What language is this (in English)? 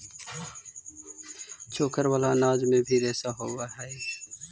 Magahi